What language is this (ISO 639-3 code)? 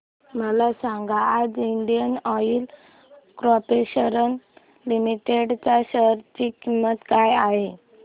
mar